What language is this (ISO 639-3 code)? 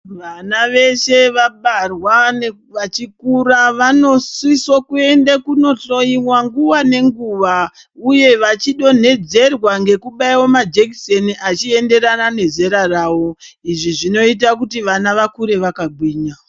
ndc